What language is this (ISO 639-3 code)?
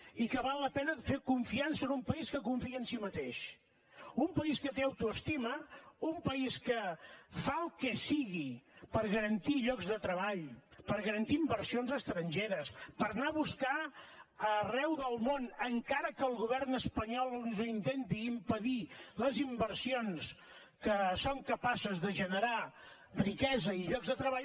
cat